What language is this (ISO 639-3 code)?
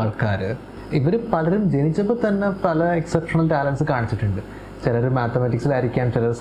mal